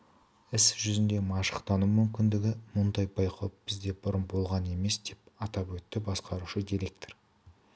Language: Kazakh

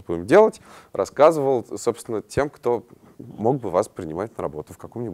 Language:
Russian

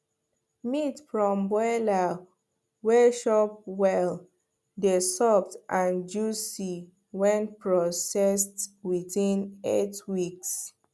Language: Nigerian Pidgin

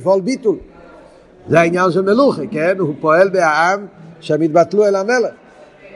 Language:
Hebrew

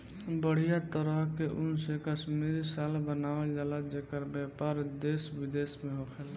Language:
Bhojpuri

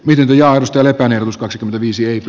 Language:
Finnish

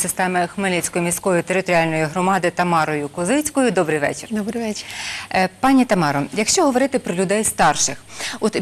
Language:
Ukrainian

